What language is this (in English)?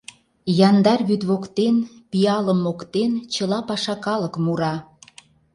Mari